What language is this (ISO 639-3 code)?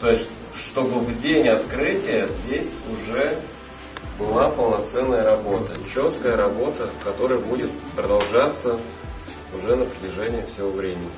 rus